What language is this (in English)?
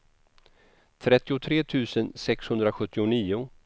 Swedish